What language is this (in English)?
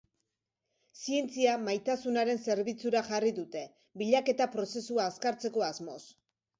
Basque